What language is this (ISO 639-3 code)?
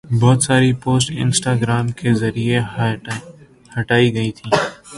urd